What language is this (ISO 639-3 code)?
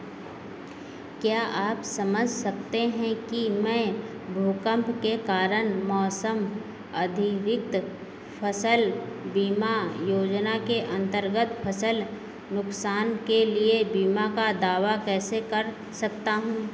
hin